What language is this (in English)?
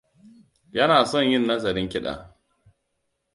Hausa